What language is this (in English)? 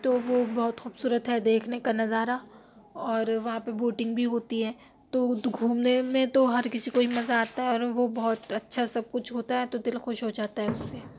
Urdu